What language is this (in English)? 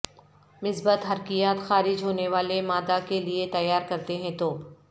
Urdu